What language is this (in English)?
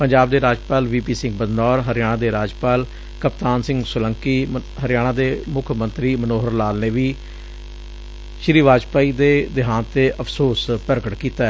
Punjabi